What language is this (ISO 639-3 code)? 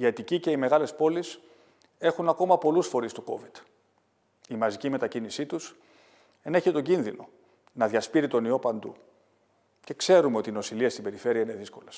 ell